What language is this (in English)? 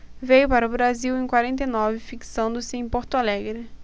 Portuguese